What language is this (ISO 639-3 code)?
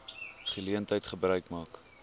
afr